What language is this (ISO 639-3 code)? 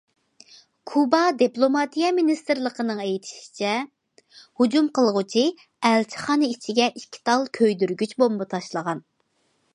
uig